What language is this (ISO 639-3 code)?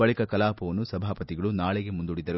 kan